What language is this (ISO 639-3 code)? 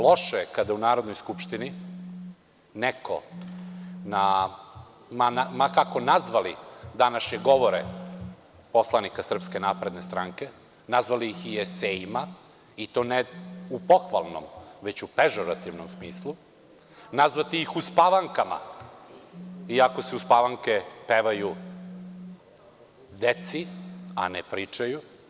srp